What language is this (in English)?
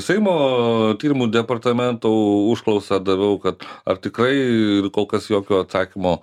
Lithuanian